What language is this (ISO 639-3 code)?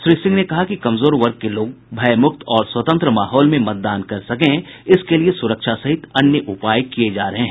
hin